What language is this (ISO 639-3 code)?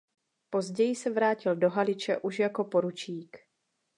ces